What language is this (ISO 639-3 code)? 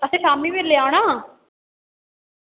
doi